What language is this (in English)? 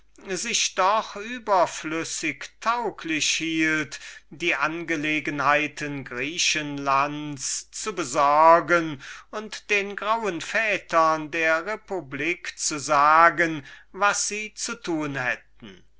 German